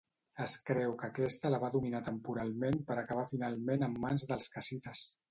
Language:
Catalan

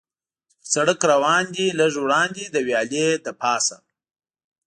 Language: Pashto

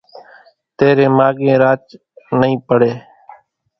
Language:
Kachi Koli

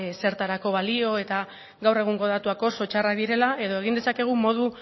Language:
Basque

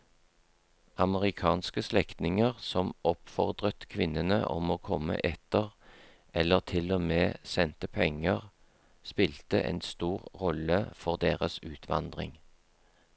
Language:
Norwegian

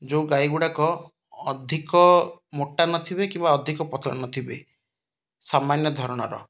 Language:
Odia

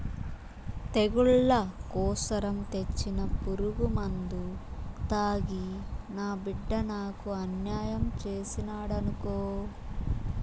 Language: Telugu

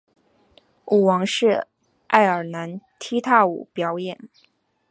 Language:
Chinese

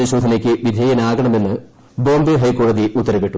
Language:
Malayalam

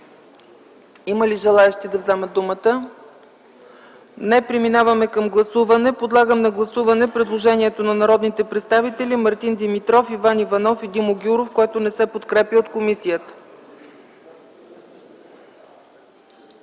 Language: Bulgarian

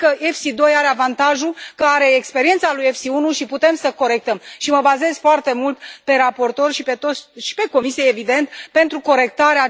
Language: Romanian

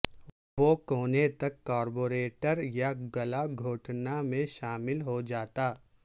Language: Urdu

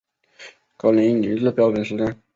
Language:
Chinese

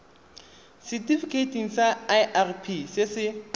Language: Tswana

